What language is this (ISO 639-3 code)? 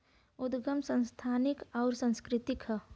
bho